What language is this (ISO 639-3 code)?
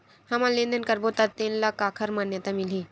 hne